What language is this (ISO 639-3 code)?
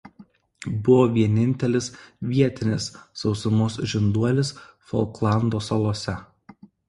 lit